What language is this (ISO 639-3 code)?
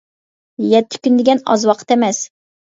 uig